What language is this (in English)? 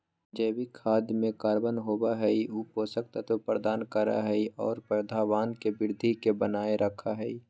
Magahi